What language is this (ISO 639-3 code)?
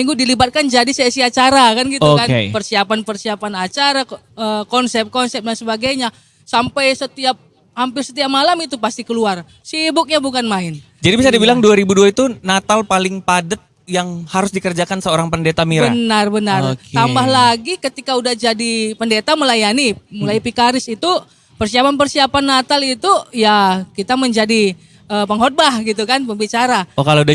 ind